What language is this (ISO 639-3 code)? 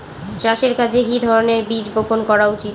ben